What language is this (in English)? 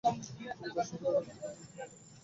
Bangla